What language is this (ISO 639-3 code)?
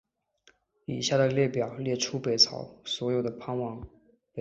zho